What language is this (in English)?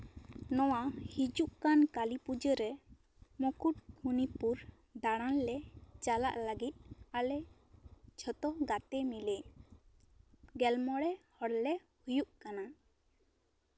Santali